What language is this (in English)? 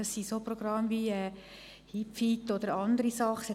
Swiss German